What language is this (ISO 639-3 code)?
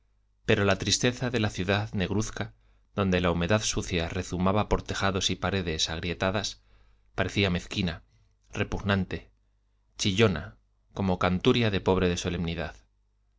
spa